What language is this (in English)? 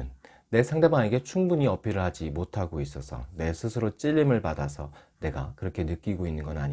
Korean